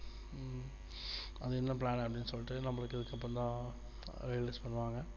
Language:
Tamil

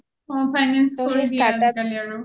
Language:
Assamese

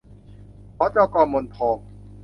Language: Thai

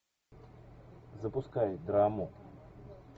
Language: Russian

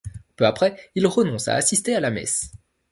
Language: French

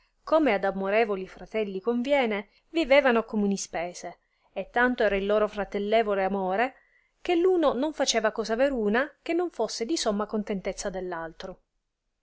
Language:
Italian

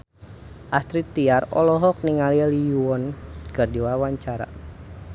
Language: Sundanese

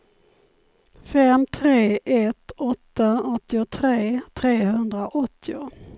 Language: Swedish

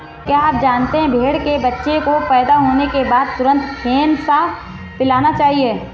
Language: Hindi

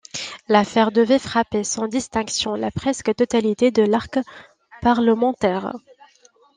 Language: French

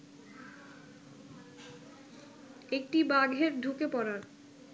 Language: Bangla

